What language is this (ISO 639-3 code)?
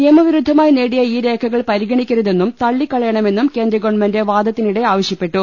mal